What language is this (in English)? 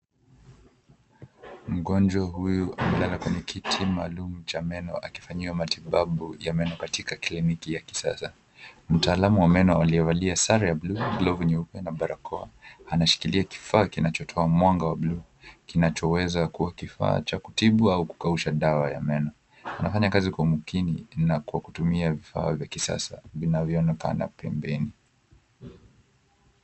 Swahili